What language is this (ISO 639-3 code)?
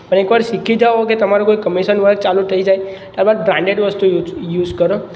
guj